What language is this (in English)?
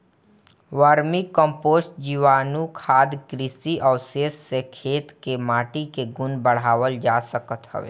Bhojpuri